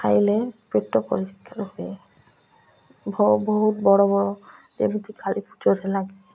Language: Odia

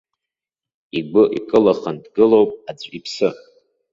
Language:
Abkhazian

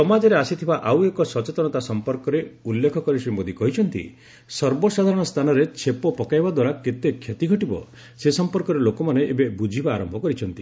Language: Odia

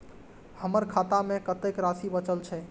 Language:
Maithili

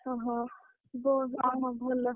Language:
Odia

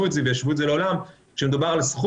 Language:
Hebrew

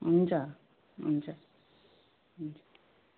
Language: Nepali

